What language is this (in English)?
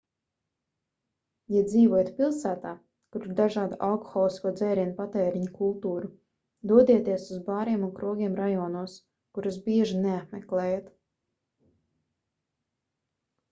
Latvian